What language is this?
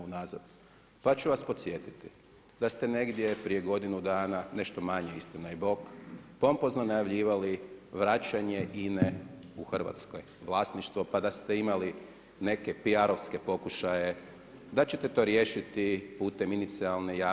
Croatian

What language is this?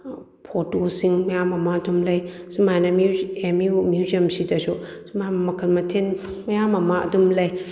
Manipuri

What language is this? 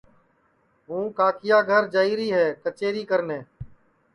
Sansi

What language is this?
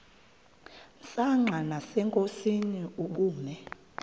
Xhosa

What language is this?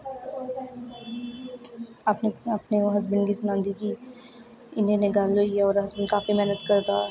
Dogri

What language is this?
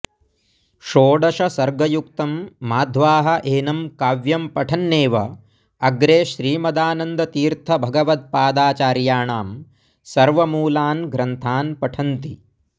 Sanskrit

